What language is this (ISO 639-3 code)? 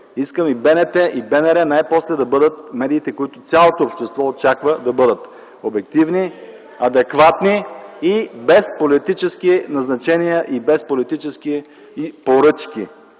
bul